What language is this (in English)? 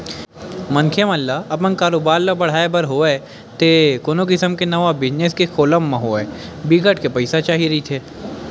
Chhattisgarhi